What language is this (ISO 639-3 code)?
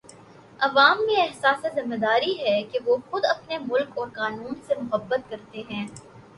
urd